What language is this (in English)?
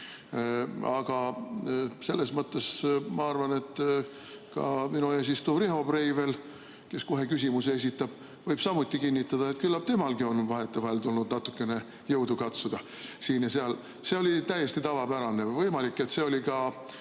Estonian